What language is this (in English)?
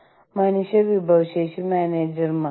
Malayalam